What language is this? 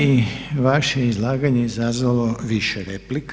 Croatian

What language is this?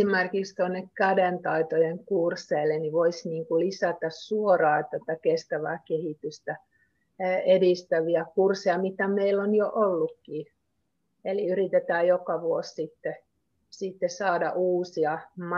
Finnish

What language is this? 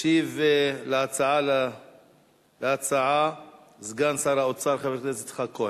Hebrew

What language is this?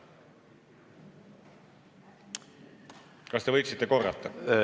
Estonian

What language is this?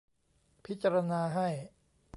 Thai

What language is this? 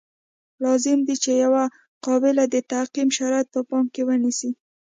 Pashto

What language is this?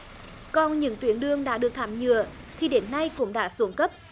Vietnamese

